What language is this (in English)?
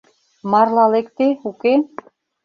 Mari